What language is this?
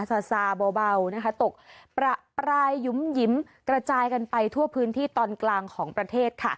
Thai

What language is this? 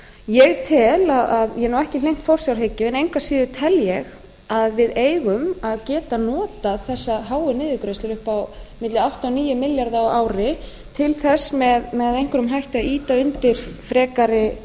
Icelandic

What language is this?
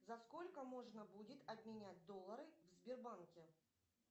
Russian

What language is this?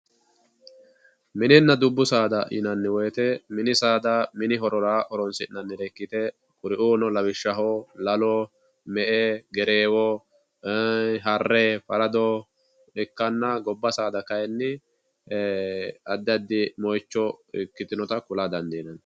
Sidamo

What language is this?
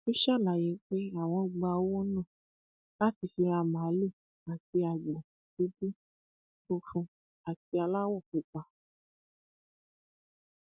Yoruba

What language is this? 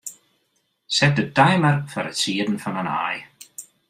Western Frisian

